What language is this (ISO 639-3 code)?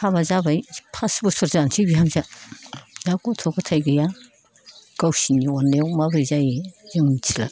brx